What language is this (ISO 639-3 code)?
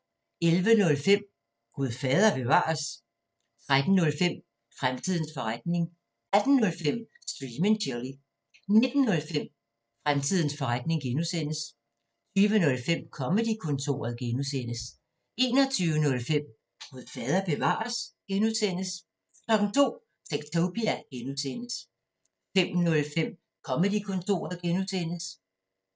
dan